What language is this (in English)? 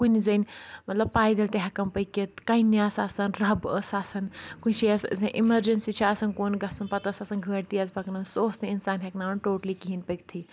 Kashmiri